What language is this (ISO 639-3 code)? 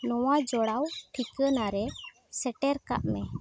sat